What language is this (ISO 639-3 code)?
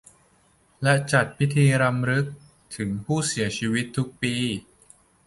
tha